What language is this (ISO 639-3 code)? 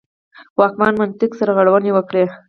pus